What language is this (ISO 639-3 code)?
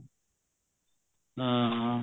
pan